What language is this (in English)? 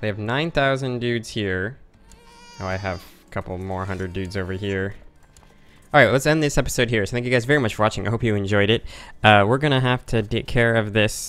English